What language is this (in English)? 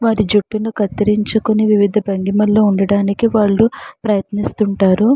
Telugu